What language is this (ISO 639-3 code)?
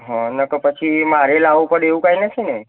guj